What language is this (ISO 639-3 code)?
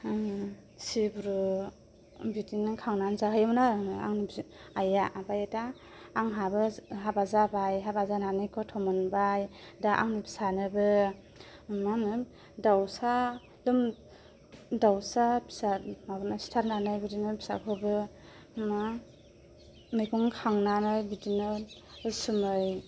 brx